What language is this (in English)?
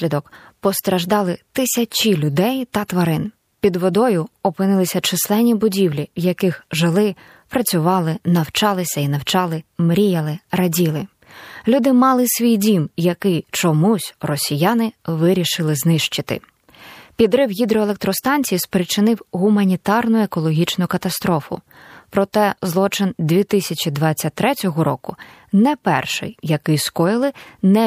Ukrainian